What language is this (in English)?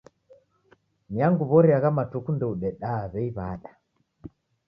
Taita